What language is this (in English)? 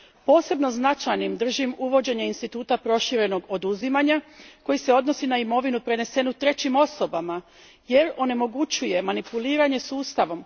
Croatian